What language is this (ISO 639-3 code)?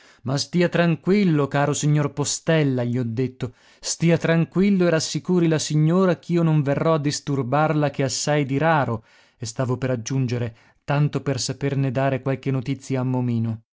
ita